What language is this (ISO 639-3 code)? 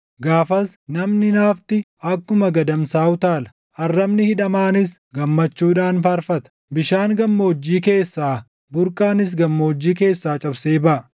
orm